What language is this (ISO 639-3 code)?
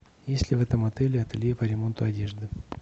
rus